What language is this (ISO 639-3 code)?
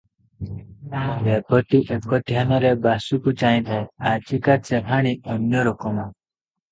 ori